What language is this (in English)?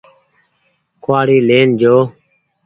Goaria